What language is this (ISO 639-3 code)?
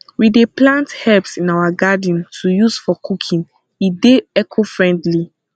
pcm